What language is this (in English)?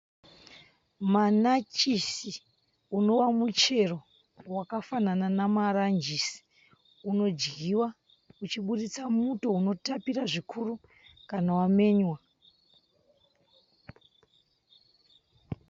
Shona